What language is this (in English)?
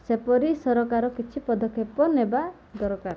Odia